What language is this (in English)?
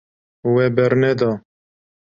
Kurdish